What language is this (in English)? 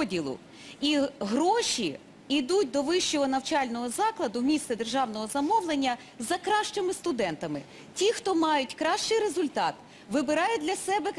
Ukrainian